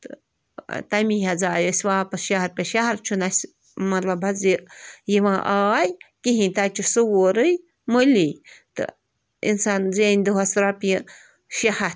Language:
Kashmiri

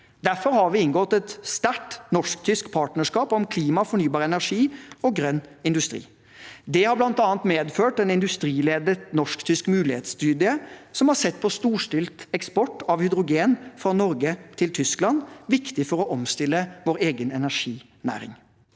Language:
Norwegian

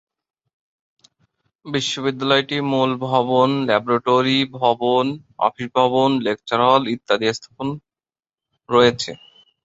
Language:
Bangla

